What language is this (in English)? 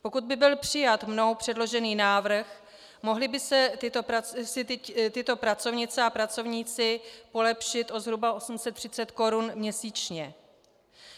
Czech